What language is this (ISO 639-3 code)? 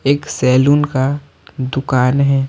hin